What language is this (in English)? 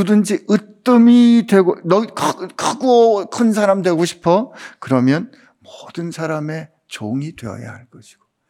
Korean